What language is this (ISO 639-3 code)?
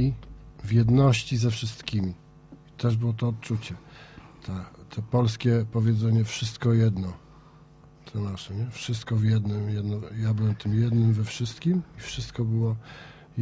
pol